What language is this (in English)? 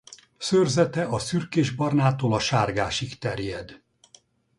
Hungarian